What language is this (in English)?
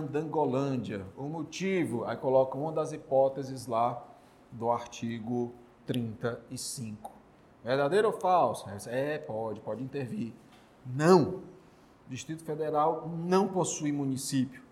Portuguese